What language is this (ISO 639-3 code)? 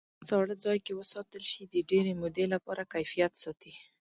pus